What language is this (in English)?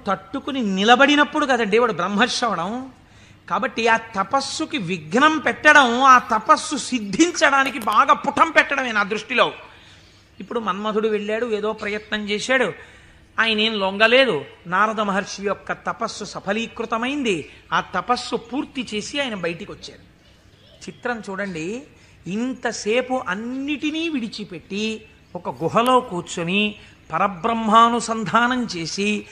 Telugu